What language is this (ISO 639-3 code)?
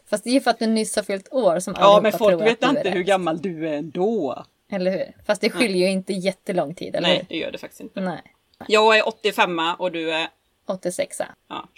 swe